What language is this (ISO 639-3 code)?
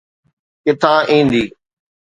snd